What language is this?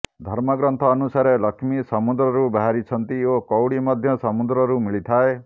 Odia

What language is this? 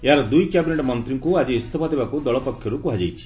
Odia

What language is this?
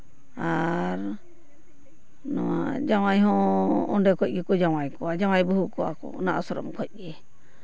Santali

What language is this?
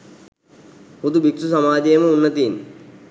Sinhala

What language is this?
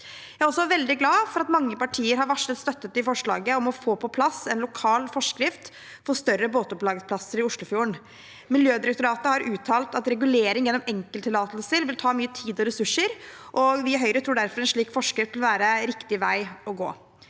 Norwegian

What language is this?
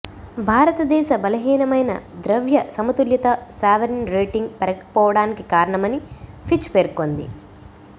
Telugu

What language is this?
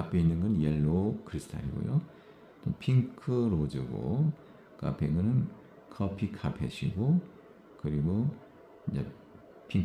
Korean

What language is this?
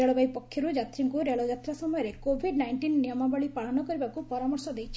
Odia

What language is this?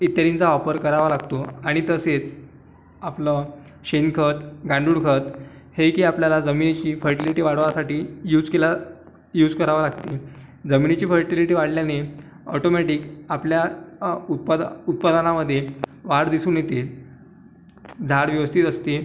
Marathi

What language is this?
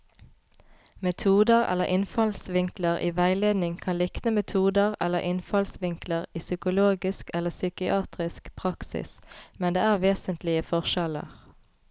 Norwegian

